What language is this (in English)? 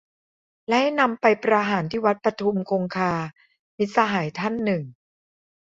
Thai